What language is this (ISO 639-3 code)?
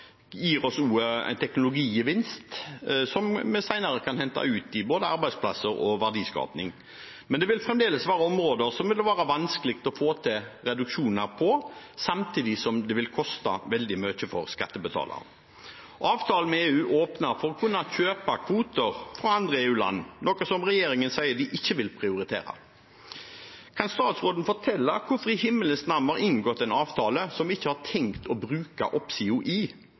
nob